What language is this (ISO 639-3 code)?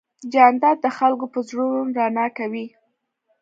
pus